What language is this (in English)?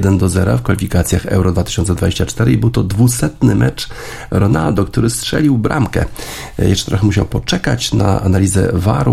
Polish